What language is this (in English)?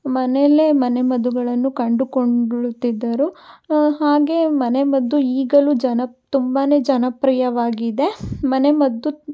Kannada